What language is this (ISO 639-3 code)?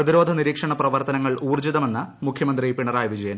mal